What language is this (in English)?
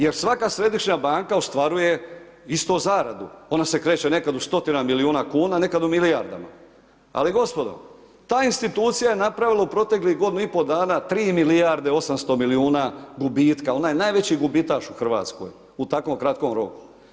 Croatian